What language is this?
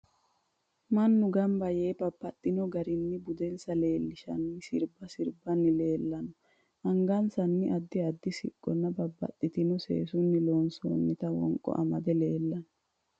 Sidamo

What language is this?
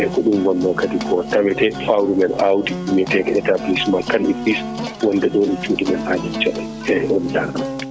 Fula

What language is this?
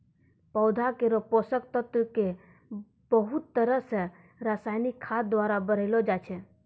Maithili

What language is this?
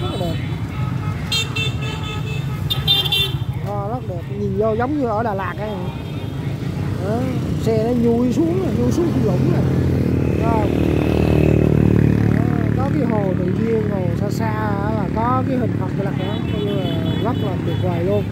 Vietnamese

